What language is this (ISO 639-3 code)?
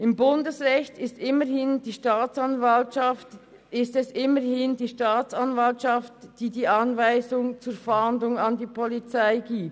gsw